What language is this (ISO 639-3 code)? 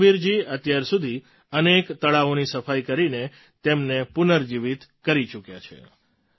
guj